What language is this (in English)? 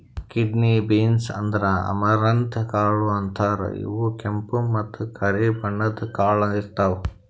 Kannada